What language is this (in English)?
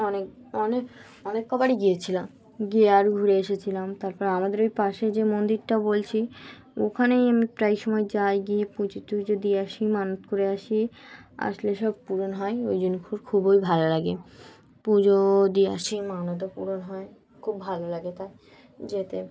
Bangla